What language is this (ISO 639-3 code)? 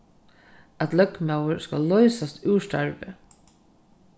fao